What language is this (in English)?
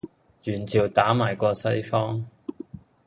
Cantonese